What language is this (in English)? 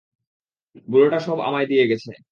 Bangla